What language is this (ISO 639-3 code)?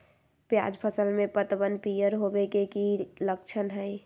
mag